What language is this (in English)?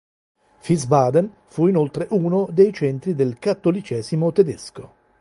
Italian